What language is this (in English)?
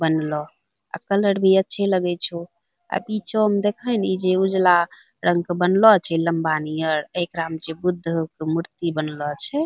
Angika